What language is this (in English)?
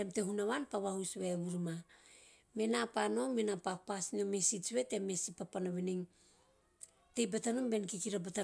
Teop